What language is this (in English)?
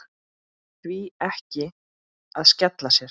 Icelandic